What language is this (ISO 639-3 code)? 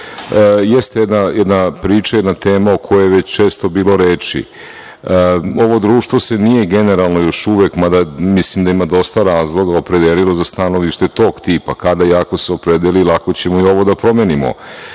srp